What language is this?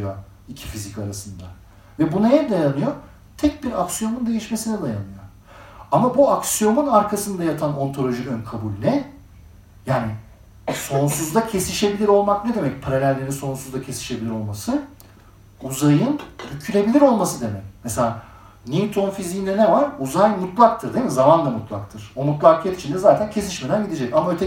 Turkish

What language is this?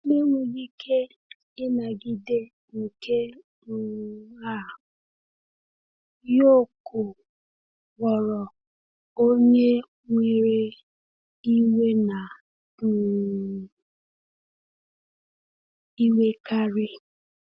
Igbo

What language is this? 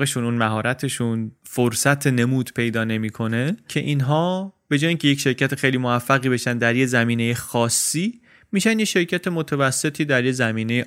Persian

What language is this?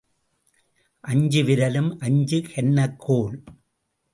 Tamil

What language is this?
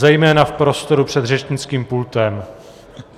Czech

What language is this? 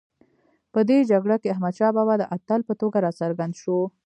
Pashto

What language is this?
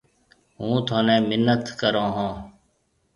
Marwari (Pakistan)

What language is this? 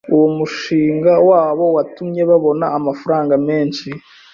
Kinyarwanda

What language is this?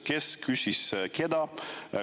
Estonian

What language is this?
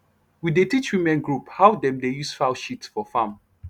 Nigerian Pidgin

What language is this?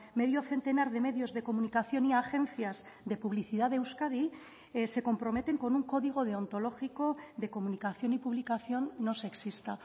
Spanish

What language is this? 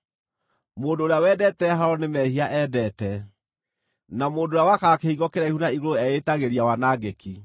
Kikuyu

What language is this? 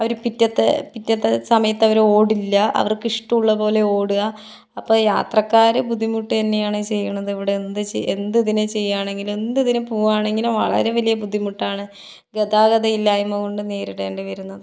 Malayalam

